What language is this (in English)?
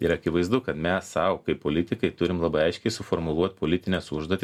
Lithuanian